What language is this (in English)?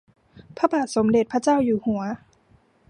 Thai